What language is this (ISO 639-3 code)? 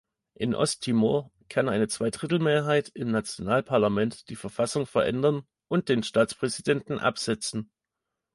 deu